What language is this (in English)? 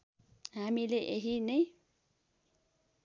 Nepali